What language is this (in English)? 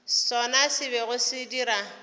Northern Sotho